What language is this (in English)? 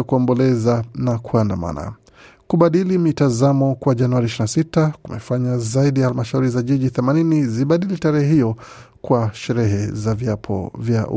Swahili